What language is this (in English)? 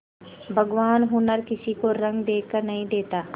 Hindi